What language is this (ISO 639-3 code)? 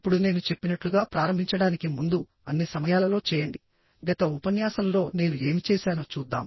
tel